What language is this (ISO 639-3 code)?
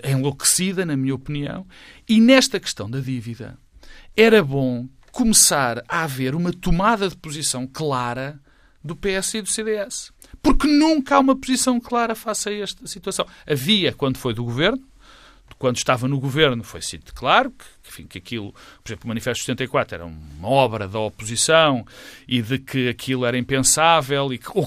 por